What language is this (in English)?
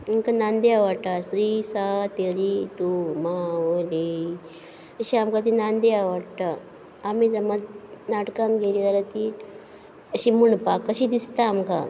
Konkani